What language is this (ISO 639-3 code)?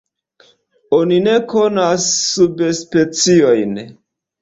epo